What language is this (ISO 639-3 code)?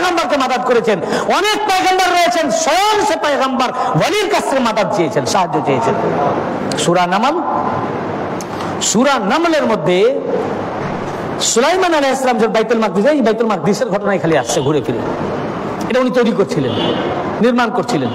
ben